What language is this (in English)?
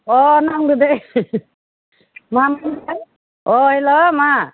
Bodo